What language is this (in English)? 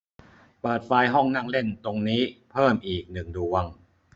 Thai